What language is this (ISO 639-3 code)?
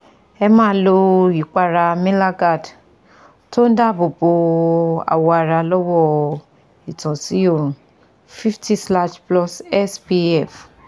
yor